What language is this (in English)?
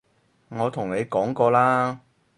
Cantonese